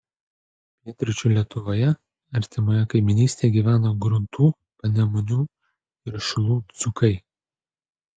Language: Lithuanian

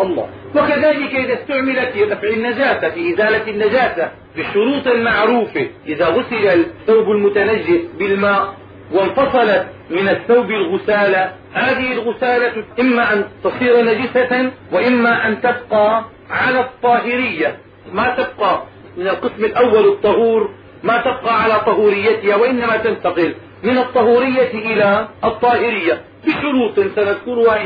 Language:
Arabic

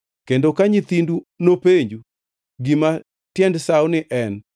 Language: Luo (Kenya and Tanzania)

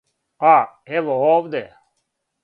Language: Serbian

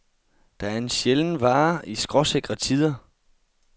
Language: Danish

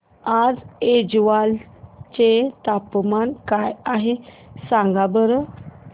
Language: Marathi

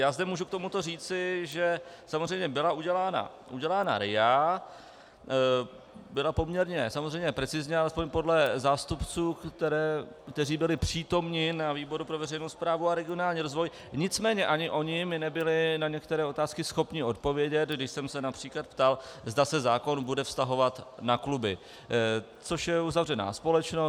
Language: Czech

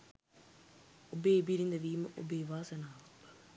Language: Sinhala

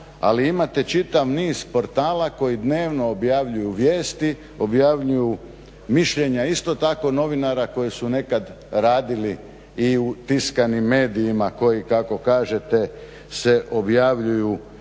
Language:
Croatian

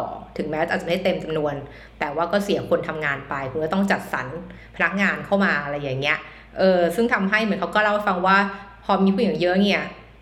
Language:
Thai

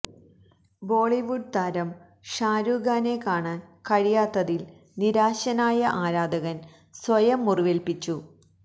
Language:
Malayalam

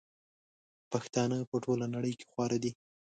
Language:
Pashto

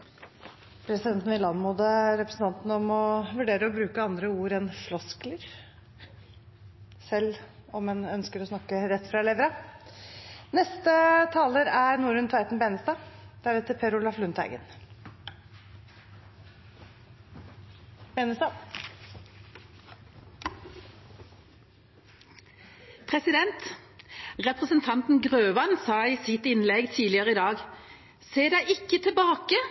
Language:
Norwegian Bokmål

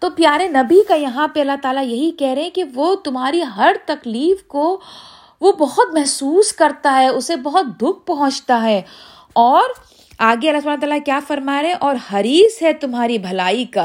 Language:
Urdu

